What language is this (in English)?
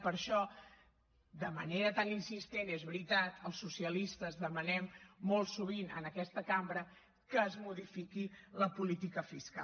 Catalan